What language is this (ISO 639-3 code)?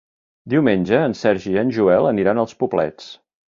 cat